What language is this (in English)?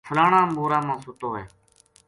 Gujari